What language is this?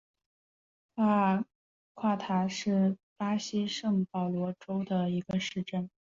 Chinese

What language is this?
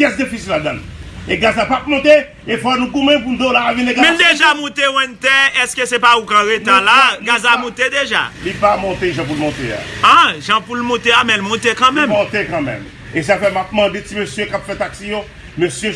French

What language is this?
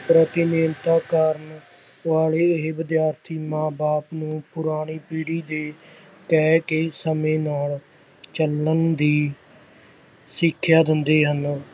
Punjabi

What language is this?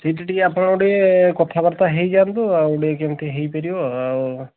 Odia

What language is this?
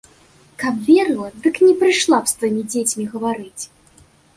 Belarusian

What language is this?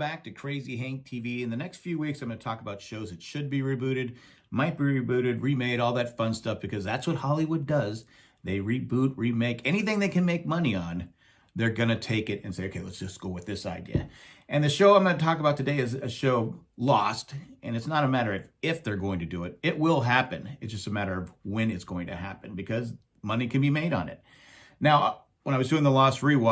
English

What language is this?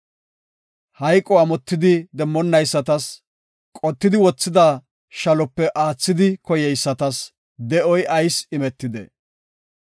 Gofa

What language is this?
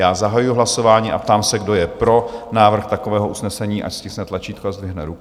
Czech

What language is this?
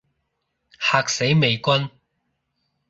Cantonese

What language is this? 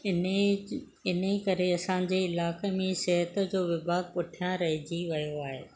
Sindhi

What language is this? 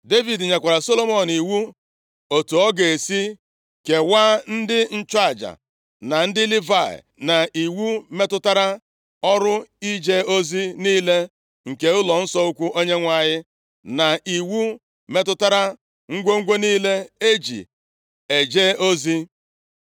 Igbo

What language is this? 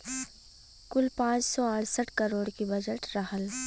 Bhojpuri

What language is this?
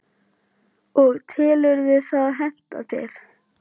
Icelandic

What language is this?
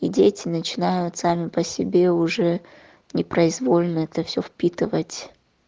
Russian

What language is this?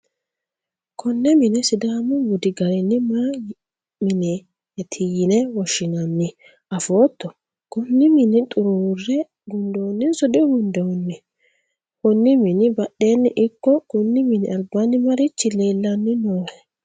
Sidamo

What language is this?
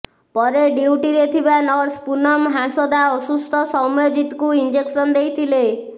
Odia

